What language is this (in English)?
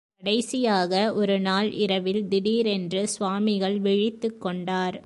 Tamil